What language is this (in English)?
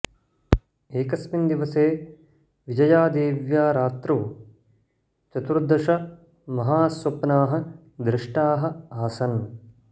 Sanskrit